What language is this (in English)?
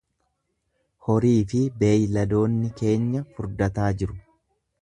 Oromo